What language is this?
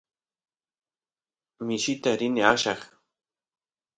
Santiago del Estero Quichua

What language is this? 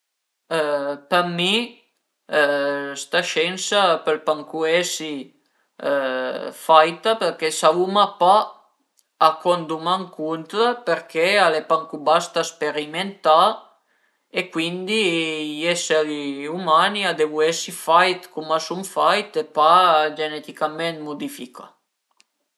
Piedmontese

